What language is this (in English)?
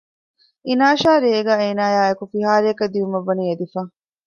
Divehi